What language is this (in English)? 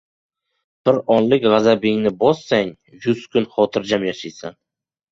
Uzbek